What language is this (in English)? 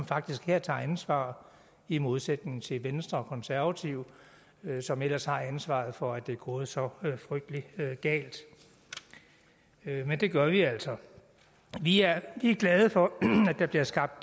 Danish